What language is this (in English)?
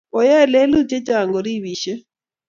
Kalenjin